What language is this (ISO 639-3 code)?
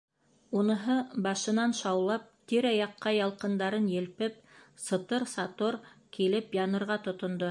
bak